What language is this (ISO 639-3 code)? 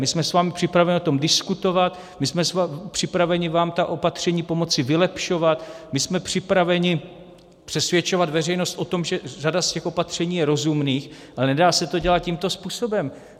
ces